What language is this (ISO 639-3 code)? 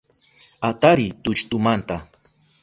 qup